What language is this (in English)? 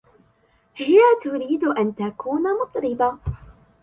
Arabic